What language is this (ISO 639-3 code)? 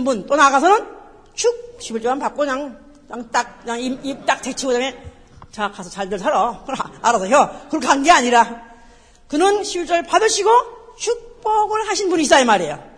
kor